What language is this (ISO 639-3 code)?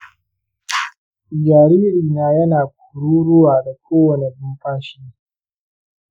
hau